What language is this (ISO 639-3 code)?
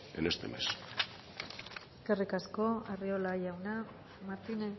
eus